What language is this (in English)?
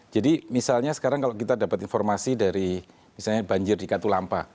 Indonesian